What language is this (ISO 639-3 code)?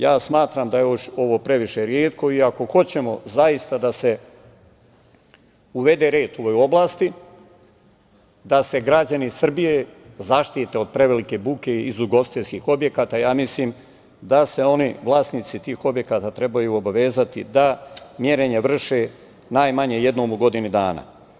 srp